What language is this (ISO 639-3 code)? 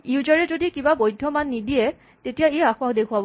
asm